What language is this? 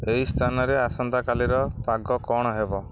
Odia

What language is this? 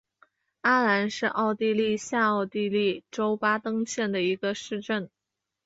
Chinese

